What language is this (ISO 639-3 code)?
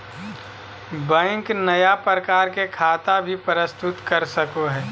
mag